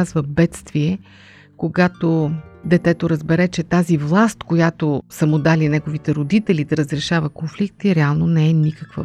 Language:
Bulgarian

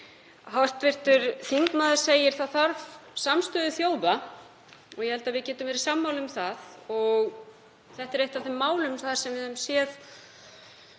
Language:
Icelandic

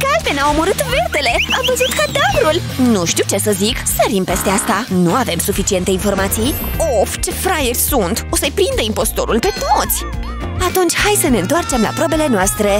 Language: Romanian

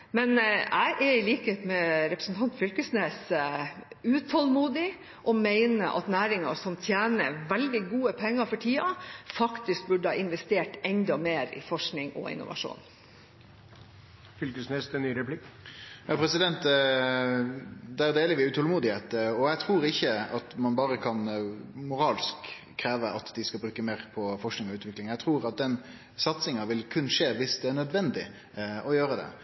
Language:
Norwegian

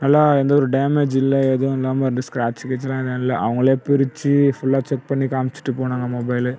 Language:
Tamil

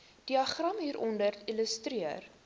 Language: Afrikaans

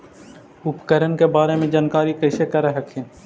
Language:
Magahi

